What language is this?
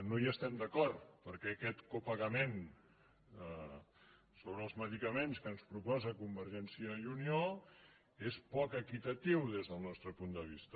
Catalan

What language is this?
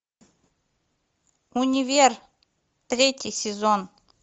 Russian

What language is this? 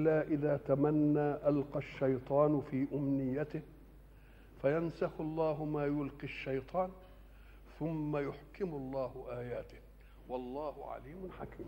Arabic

